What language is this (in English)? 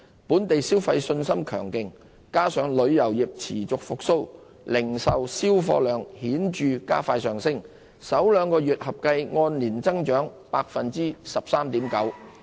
Cantonese